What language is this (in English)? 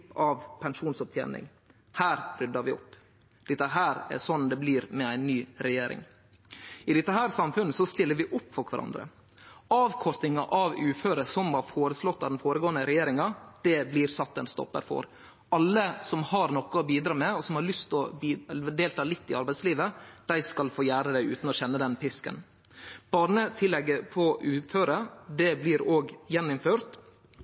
Norwegian Nynorsk